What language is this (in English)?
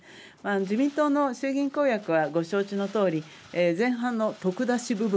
Japanese